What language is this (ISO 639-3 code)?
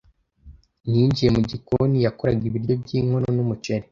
kin